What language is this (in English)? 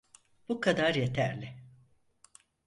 Turkish